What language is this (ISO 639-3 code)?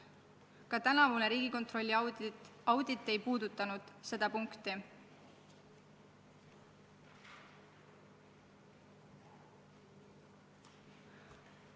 est